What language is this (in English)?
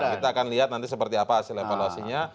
Indonesian